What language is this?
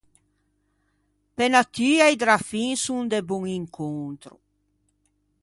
Ligurian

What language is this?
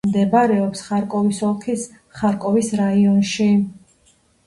Georgian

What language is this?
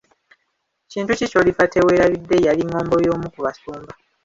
Ganda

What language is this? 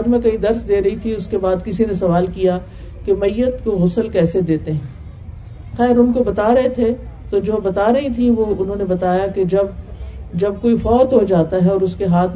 Urdu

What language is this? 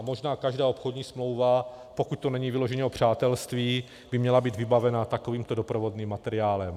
Czech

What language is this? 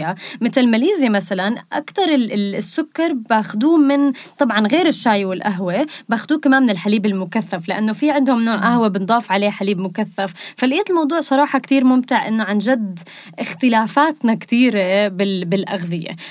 Arabic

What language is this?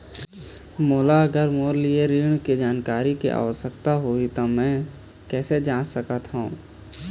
Chhattisgarhi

